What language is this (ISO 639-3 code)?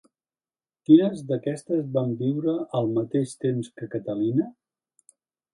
cat